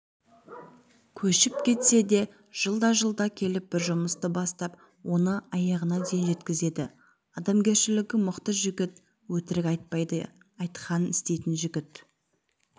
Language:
Kazakh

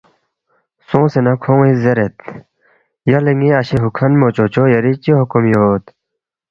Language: Balti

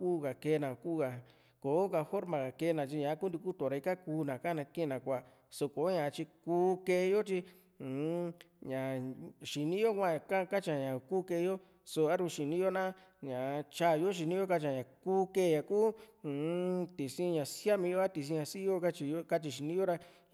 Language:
Juxtlahuaca Mixtec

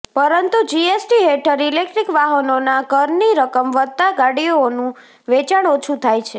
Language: Gujarati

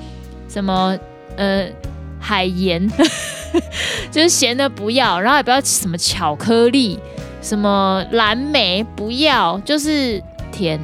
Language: Chinese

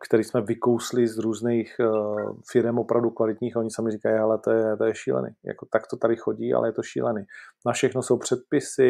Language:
Czech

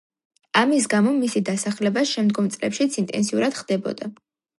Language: Georgian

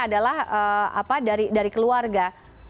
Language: Indonesian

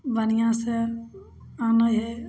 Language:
Maithili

